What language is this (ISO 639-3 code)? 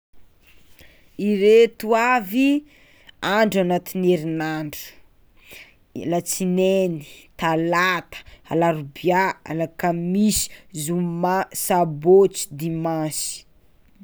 xmw